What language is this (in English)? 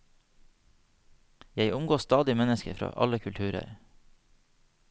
Norwegian